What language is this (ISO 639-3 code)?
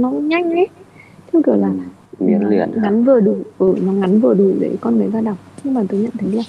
vie